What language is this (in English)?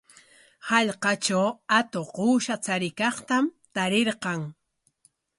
Corongo Ancash Quechua